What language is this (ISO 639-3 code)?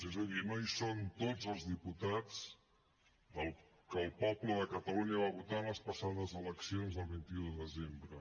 cat